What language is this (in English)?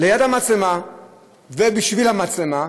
Hebrew